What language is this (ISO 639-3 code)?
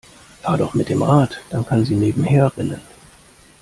deu